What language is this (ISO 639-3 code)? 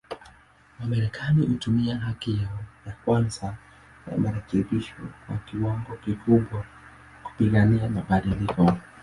swa